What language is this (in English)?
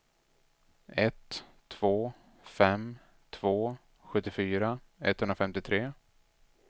Swedish